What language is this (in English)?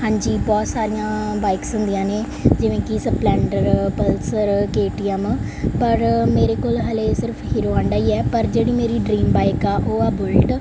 Punjabi